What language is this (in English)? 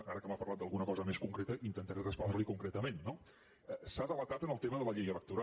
Catalan